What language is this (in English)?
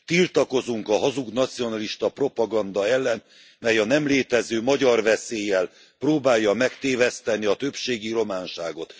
Hungarian